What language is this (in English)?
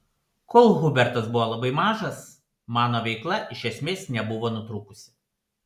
Lithuanian